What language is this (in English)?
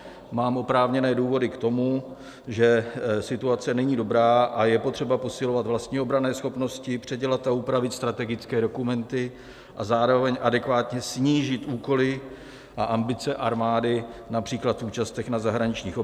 Czech